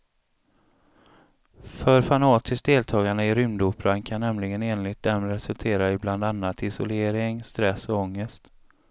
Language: Swedish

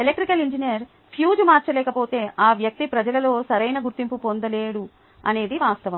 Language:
Telugu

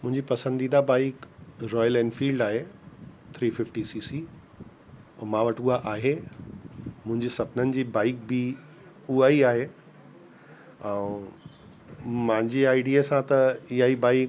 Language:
Sindhi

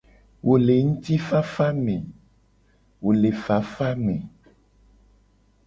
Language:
Gen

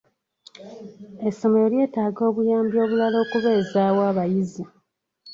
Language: Ganda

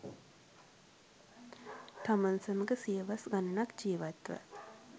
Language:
Sinhala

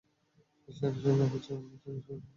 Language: Bangla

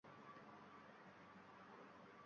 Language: Uzbek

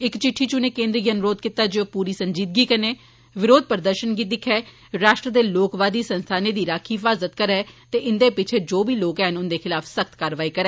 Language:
Dogri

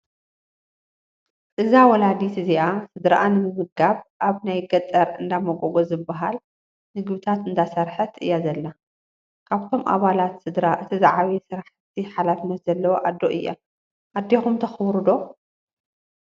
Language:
Tigrinya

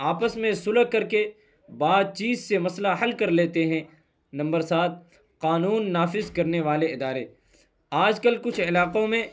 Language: Urdu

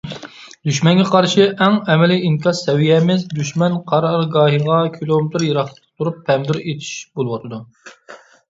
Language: Uyghur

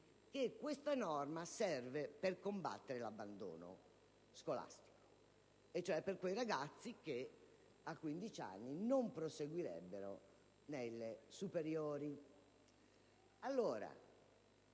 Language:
Italian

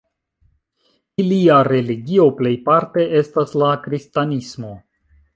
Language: Esperanto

